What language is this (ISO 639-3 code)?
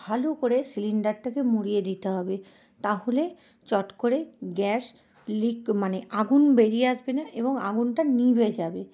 ben